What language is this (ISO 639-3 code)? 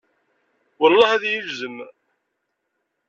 kab